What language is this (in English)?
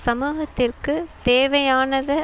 Tamil